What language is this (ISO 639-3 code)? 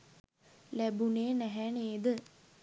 sin